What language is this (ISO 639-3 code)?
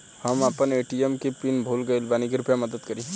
bho